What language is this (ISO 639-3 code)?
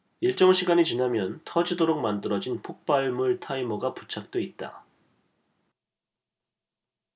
kor